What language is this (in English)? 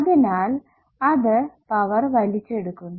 Malayalam